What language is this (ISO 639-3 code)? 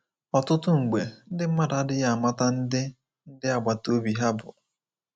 ibo